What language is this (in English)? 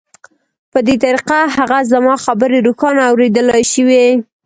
Pashto